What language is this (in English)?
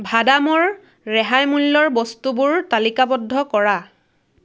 Assamese